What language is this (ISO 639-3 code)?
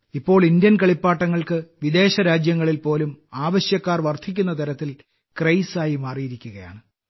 mal